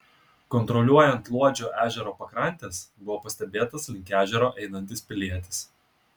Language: Lithuanian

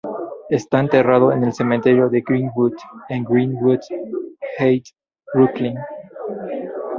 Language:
Spanish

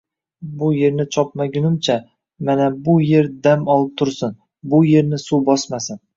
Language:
Uzbek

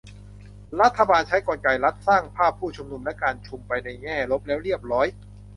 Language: Thai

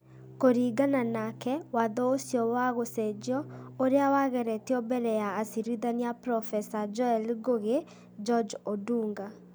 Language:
Kikuyu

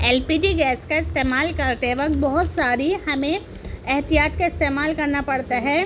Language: Urdu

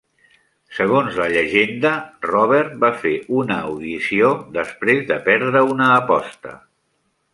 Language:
Catalan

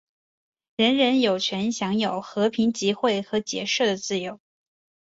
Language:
Chinese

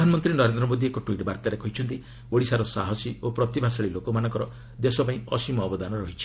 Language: Odia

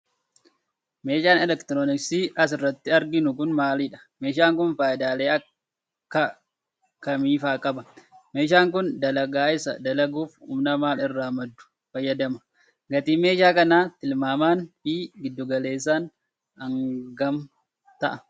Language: Oromo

